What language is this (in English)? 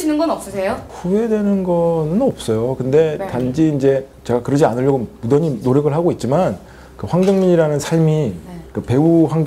Korean